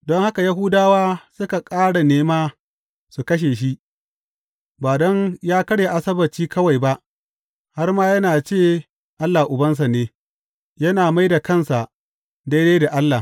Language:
Hausa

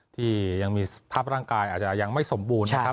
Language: Thai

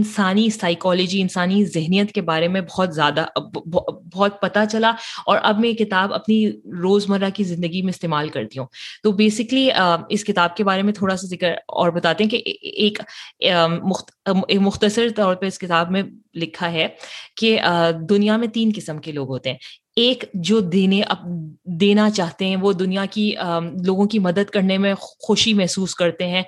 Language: Urdu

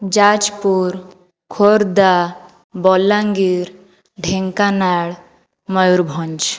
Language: Odia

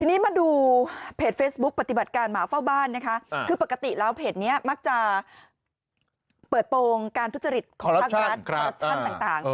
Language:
Thai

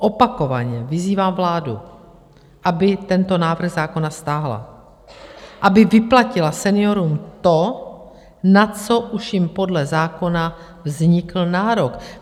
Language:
Czech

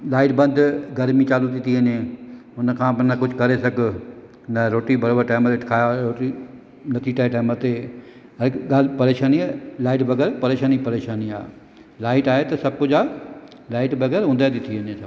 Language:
Sindhi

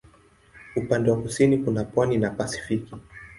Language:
Swahili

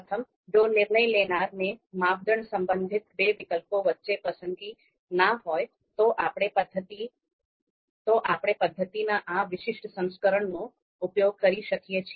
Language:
Gujarati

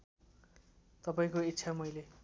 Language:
Nepali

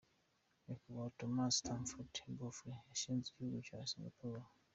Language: Kinyarwanda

